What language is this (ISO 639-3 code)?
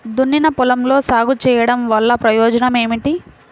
tel